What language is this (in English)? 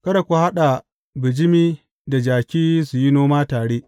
Hausa